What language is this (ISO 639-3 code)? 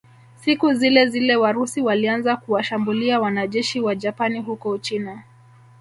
swa